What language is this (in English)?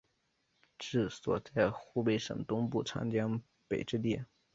Chinese